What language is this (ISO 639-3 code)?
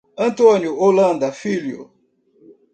por